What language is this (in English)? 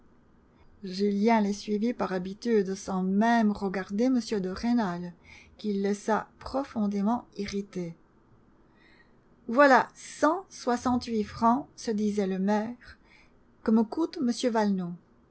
French